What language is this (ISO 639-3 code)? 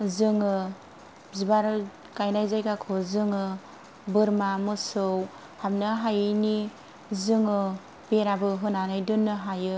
brx